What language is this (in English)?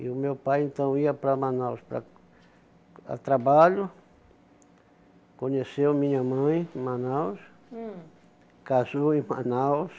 Portuguese